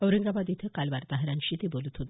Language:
Marathi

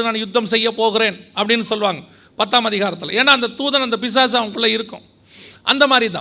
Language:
Tamil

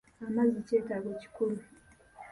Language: Ganda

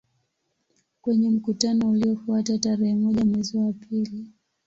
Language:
Swahili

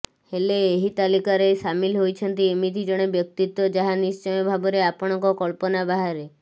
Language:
Odia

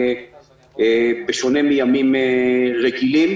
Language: Hebrew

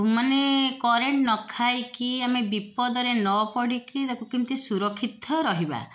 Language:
Odia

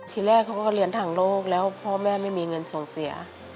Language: Thai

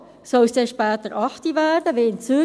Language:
Swiss German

